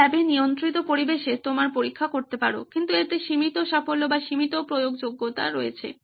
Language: Bangla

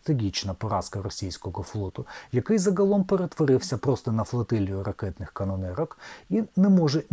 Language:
Ukrainian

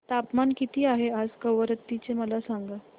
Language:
Marathi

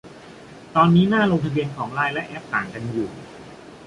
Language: Thai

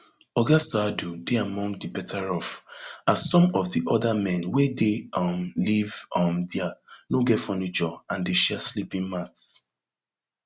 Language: Nigerian Pidgin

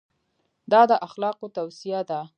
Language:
Pashto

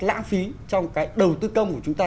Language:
Vietnamese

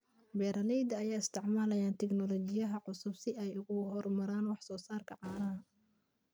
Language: Somali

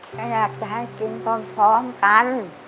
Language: Thai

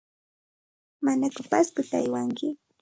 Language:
Santa Ana de Tusi Pasco Quechua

